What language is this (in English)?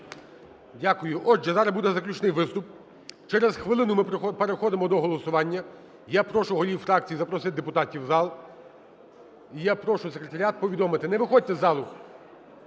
Ukrainian